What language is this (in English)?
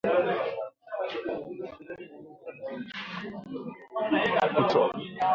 Swahili